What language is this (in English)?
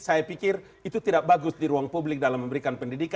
Indonesian